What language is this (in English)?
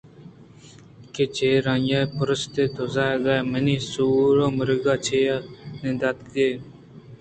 Eastern Balochi